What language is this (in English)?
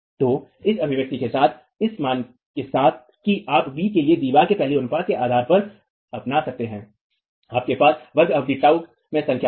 Hindi